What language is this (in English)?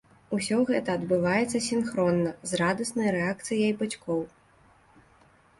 Belarusian